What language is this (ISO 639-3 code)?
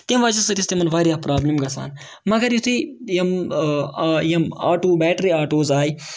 kas